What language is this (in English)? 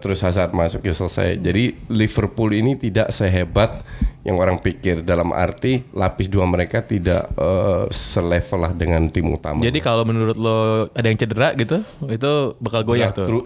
Indonesian